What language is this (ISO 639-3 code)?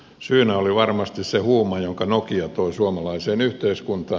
fin